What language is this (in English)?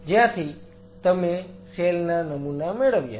Gujarati